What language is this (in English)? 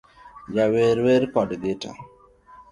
Luo (Kenya and Tanzania)